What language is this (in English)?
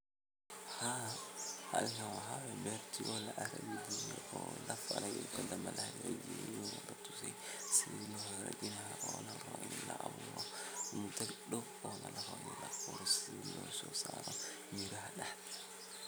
Somali